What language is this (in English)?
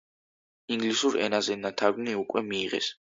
Georgian